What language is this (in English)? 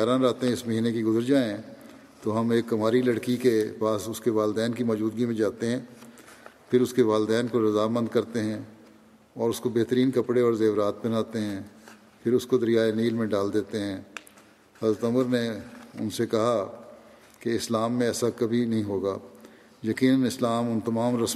Urdu